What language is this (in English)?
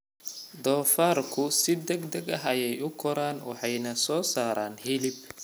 Somali